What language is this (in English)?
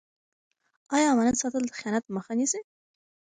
Pashto